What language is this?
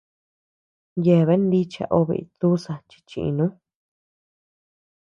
Tepeuxila Cuicatec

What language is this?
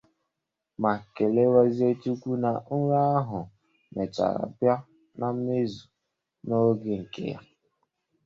Igbo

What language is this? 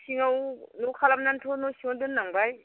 Bodo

